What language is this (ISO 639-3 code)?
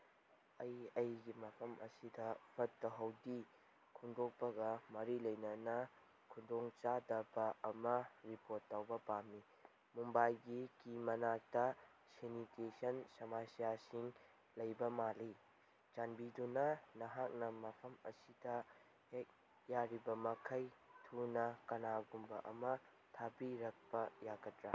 mni